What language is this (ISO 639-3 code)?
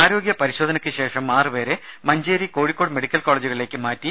mal